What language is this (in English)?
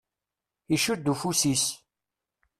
Kabyle